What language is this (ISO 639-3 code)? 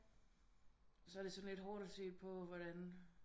dan